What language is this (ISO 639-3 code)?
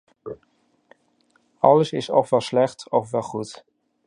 nld